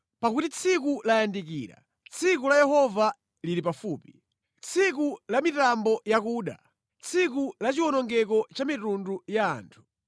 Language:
Nyanja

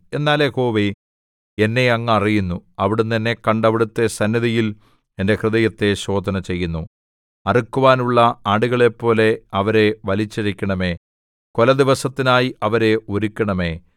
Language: Malayalam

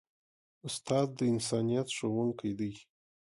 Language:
Pashto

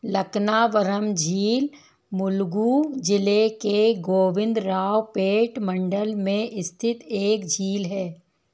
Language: Hindi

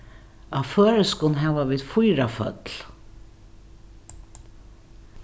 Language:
Faroese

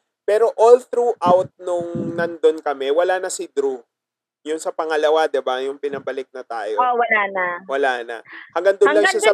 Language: Filipino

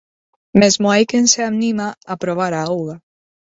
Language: Galician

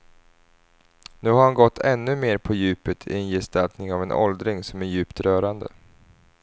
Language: Swedish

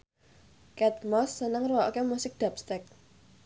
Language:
Javanese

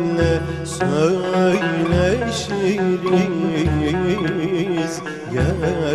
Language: Arabic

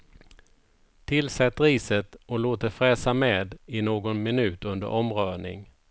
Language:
Swedish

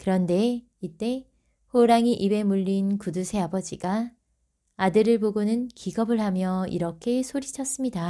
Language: Korean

